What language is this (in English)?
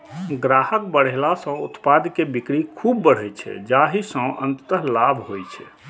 Maithili